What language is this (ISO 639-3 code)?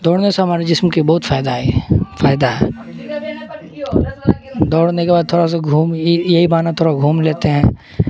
urd